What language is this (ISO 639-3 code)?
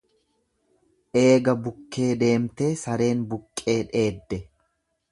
orm